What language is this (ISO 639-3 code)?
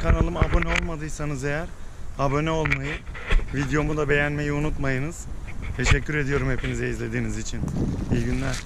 tur